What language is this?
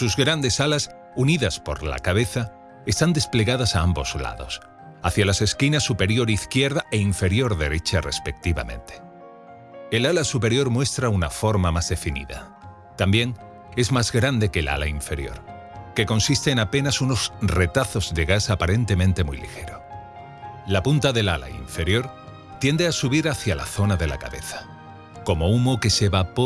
Spanish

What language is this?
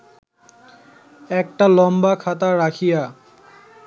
Bangla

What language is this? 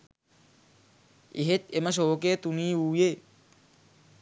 Sinhala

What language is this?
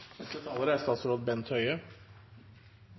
Norwegian Bokmål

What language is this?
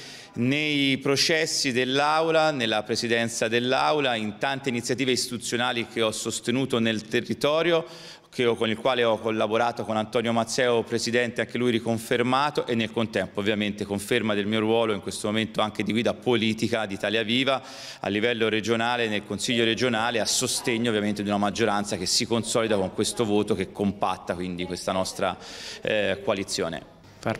Italian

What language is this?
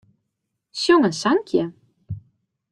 Western Frisian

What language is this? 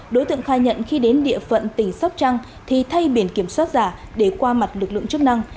Vietnamese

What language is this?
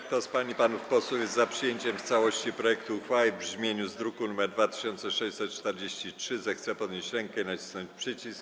Polish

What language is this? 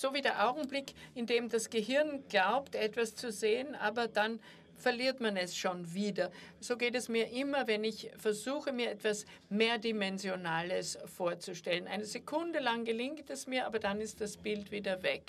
German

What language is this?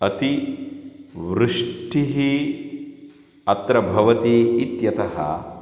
Sanskrit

